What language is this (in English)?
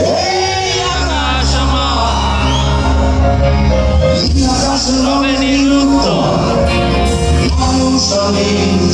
Romanian